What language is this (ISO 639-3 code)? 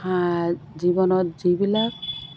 asm